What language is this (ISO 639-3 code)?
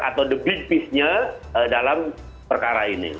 ind